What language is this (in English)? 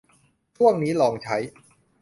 Thai